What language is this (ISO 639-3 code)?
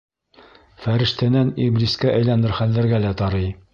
bak